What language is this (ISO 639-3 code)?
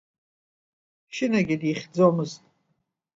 abk